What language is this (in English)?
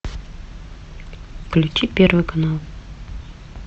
Russian